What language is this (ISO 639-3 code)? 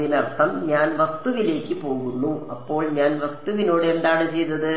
mal